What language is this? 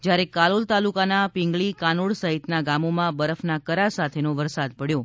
Gujarati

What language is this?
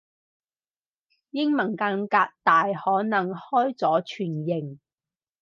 Cantonese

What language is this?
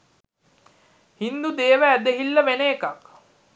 Sinhala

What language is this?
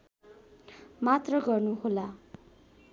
Nepali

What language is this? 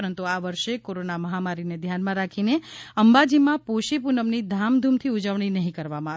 Gujarati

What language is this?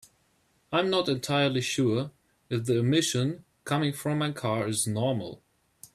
English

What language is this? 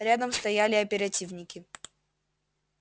Russian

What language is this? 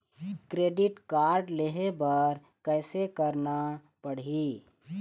Chhattisgarhi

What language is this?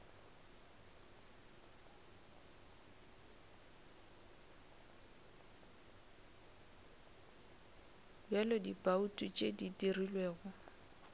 Northern Sotho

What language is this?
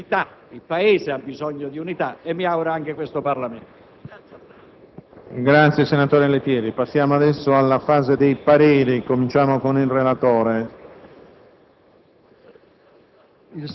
Italian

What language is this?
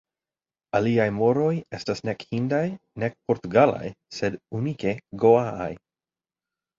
Esperanto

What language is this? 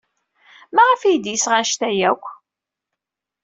Kabyle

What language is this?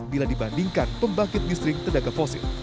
Indonesian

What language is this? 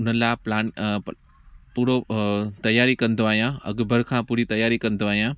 Sindhi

